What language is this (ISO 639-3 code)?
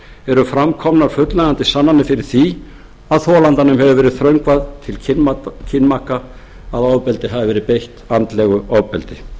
isl